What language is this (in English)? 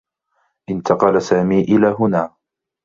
Arabic